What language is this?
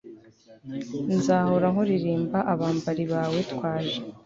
Kinyarwanda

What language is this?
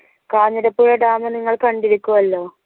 Malayalam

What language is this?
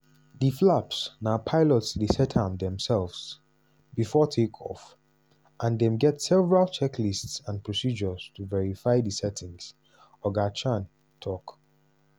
Nigerian Pidgin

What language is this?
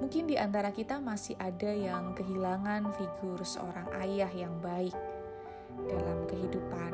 Indonesian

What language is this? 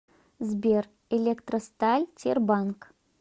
Russian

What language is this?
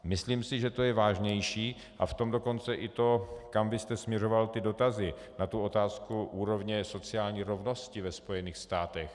Czech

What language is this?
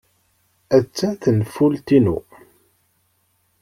Kabyle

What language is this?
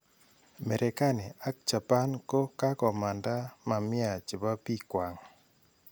Kalenjin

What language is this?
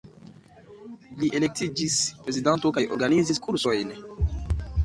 Esperanto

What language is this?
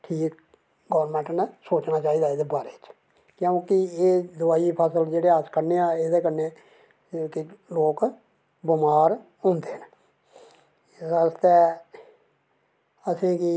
Dogri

